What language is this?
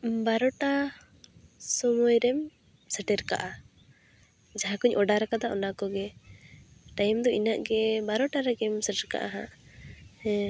Santali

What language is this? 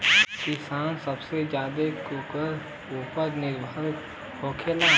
Bhojpuri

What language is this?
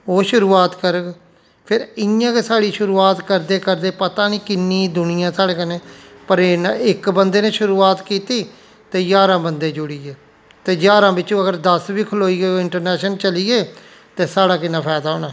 Dogri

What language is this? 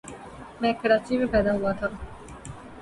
Urdu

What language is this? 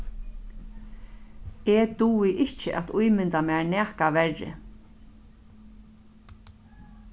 Faroese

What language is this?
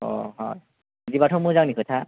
Bodo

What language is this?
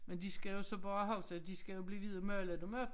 Danish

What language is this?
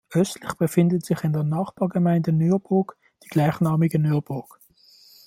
German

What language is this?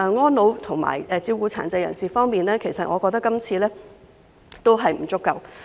Cantonese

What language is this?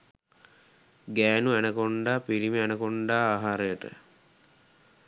Sinhala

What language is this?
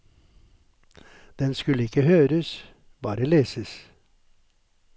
Norwegian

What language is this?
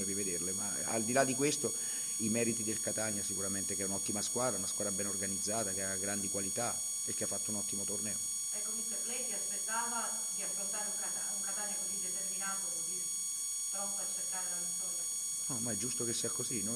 Italian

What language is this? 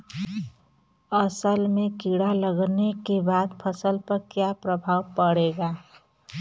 Bhojpuri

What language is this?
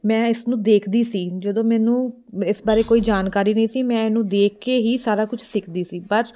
Punjabi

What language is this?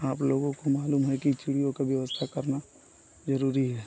Hindi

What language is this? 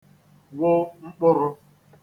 Igbo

